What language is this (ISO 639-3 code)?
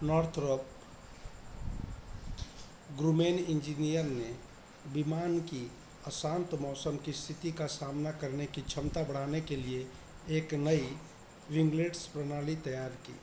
hin